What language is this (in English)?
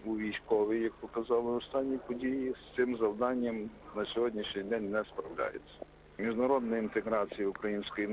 Ukrainian